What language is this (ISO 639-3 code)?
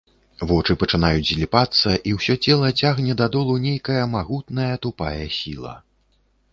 bel